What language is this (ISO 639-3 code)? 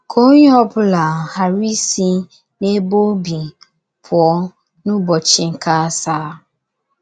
ibo